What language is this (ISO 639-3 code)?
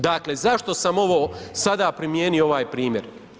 hrv